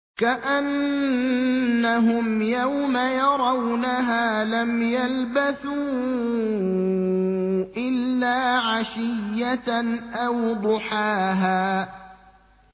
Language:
Arabic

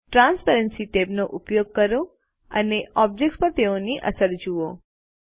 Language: Gujarati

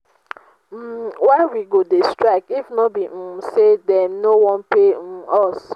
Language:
Nigerian Pidgin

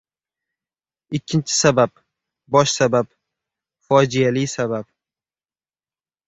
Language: Uzbek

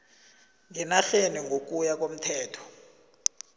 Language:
South Ndebele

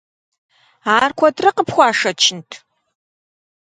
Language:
Kabardian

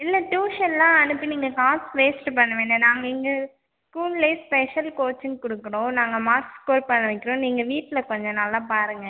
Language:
Tamil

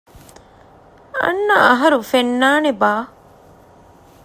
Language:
Divehi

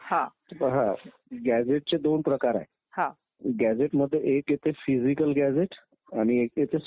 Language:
Marathi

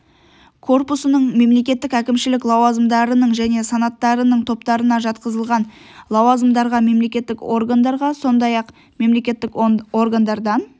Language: Kazakh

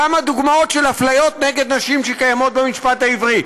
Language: Hebrew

